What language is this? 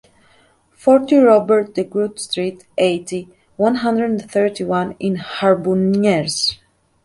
English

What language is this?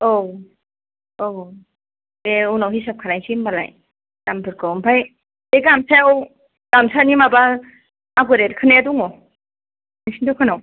Bodo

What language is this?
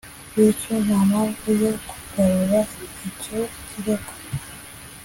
Kinyarwanda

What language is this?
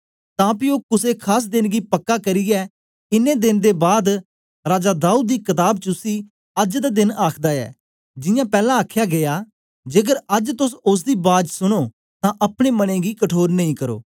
Dogri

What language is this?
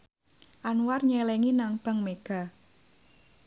Javanese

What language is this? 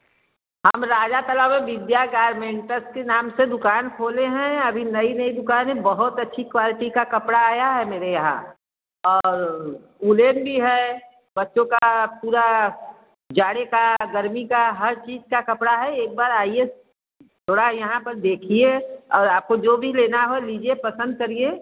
Hindi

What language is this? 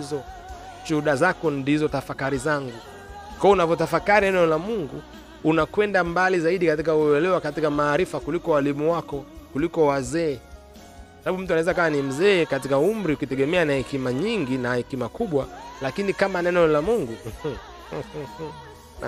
Swahili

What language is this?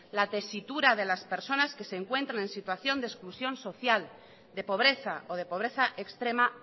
Spanish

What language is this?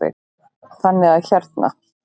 Icelandic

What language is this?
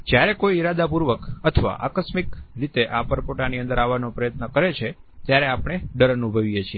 Gujarati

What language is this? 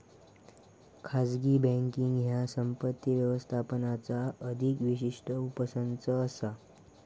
Marathi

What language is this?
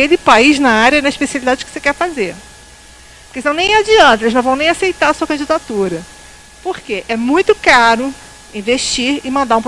Portuguese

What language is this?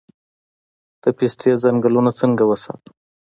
Pashto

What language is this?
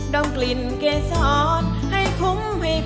Thai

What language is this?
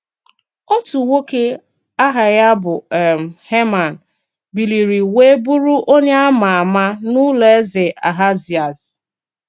Igbo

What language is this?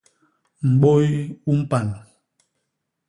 Basaa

